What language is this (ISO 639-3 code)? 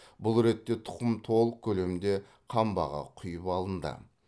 kaz